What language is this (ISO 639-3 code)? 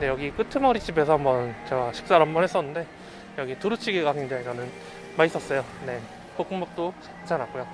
kor